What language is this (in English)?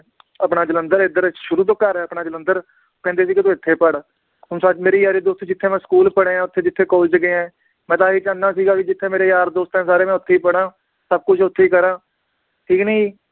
Punjabi